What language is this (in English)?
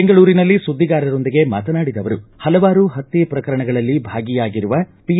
Kannada